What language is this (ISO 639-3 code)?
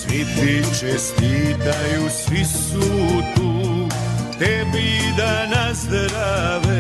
hrv